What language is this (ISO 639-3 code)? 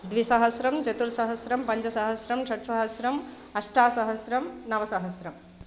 san